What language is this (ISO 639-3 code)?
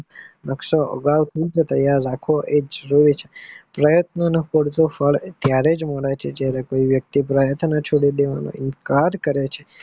guj